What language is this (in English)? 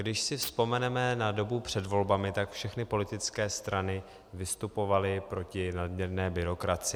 Czech